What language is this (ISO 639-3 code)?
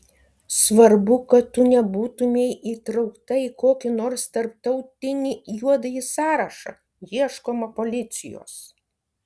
lit